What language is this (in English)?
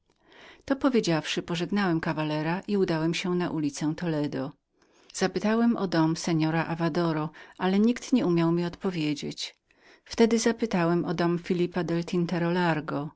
Polish